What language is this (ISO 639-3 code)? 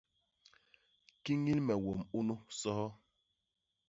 bas